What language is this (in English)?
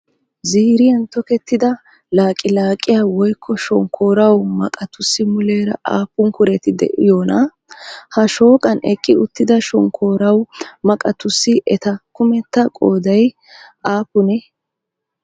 Wolaytta